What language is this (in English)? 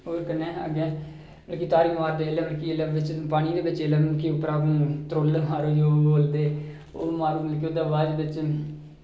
Dogri